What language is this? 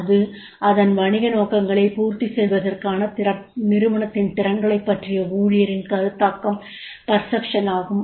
Tamil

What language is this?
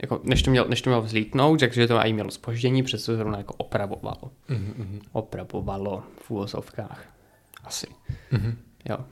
Czech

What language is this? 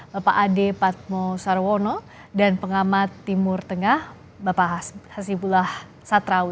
Indonesian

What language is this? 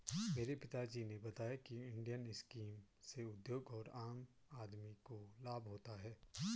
Hindi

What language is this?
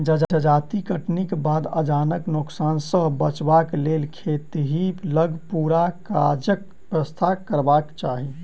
Maithili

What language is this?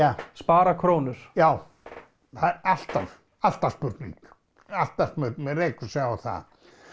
Icelandic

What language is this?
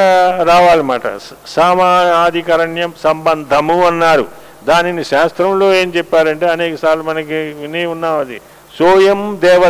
Telugu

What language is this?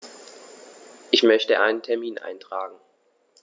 German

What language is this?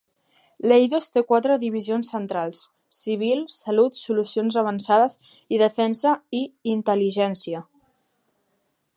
Catalan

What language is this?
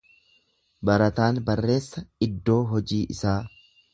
Oromo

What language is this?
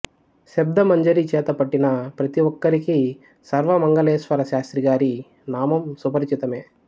Telugu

